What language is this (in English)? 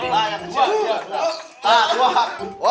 Indonesian